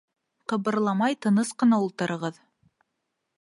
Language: Bashkir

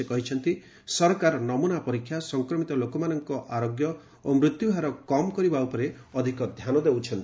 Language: Odia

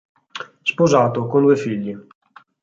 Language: Italian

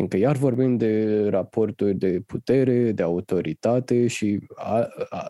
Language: Romanian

